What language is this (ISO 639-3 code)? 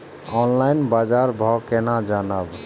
mai